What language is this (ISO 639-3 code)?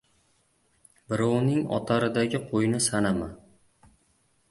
uzb